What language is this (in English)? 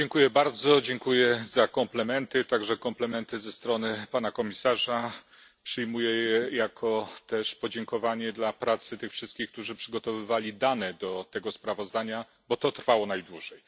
Polish